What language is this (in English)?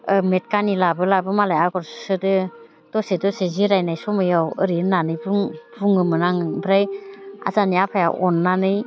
Bodo